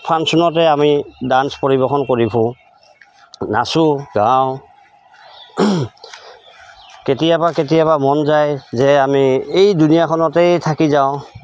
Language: Assamese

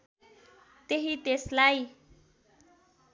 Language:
Nepali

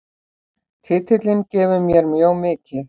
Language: Icelandic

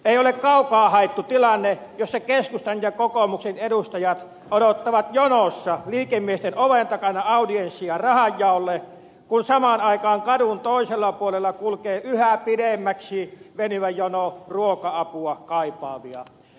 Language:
Finnish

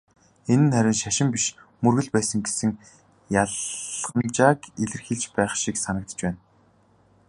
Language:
Mongolian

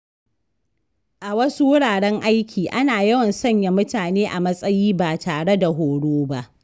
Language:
Hausa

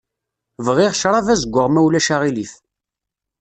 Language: Kabyle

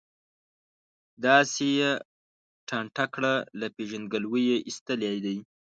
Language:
Pashto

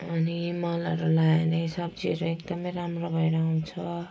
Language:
Nepali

